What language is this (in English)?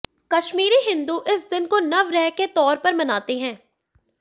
Hindi